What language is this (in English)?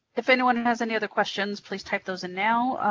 English